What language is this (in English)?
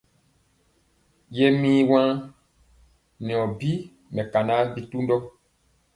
Mpiemo